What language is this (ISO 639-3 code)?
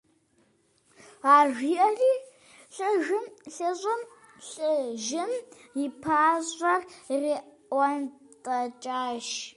kbd